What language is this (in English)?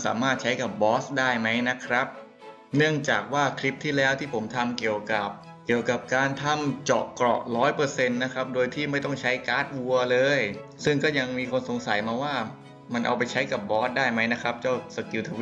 Thai